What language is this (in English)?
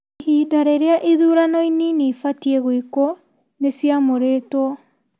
Kikuyu